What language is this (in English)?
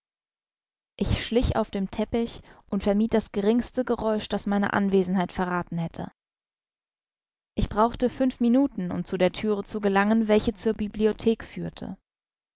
German